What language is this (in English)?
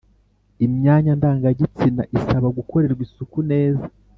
Kinyarwanda